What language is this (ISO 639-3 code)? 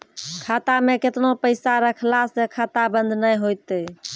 mai